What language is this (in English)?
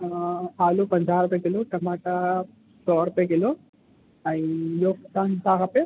Sindhi